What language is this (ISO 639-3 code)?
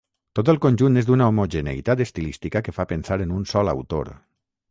cat